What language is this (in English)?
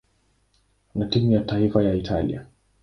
Swahili